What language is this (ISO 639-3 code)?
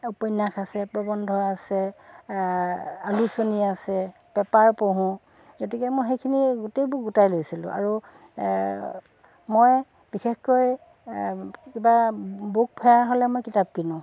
asm